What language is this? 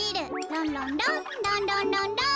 Japanese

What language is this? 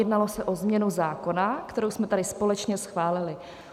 Czech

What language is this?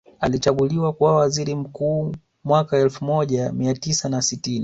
Swahili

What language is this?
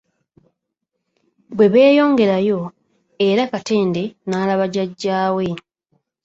Ganda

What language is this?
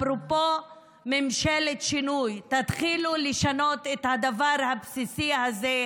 Hebrew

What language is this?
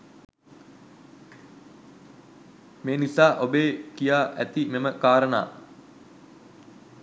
Sinhala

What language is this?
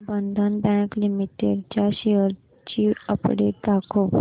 Marathi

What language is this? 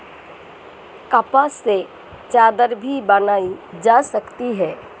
Hindi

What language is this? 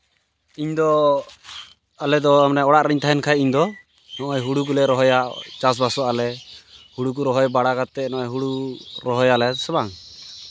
Santali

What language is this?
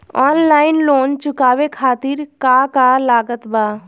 Bhojpuri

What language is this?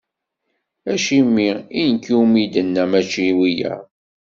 Kabyle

